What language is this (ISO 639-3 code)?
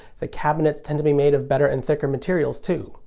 eng